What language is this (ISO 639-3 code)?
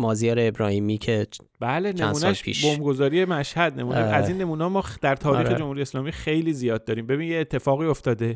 fas